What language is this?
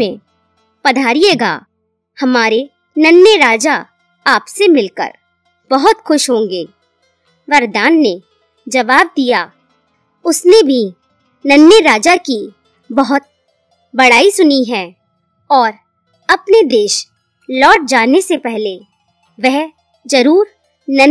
Hindi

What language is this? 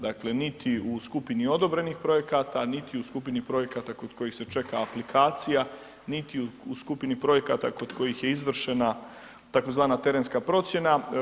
Croatian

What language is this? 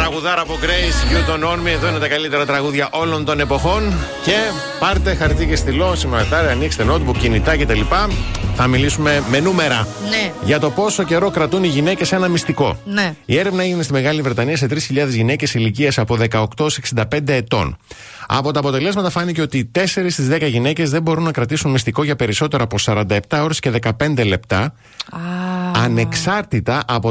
Greek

